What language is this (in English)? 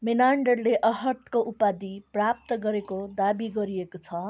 Nepali